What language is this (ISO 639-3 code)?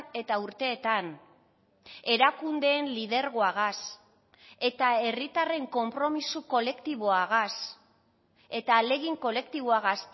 eus